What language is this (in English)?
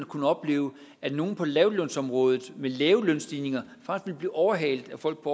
Danish